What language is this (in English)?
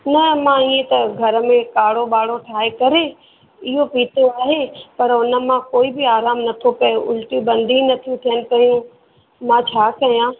Sindhi